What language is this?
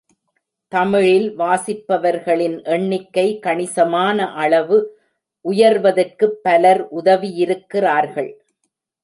Tamil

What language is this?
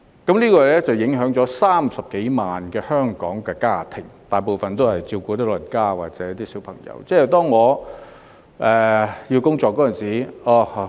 Cantonese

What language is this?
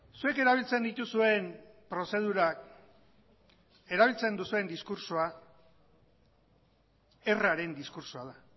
Basque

